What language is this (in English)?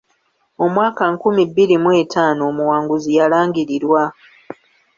Ganda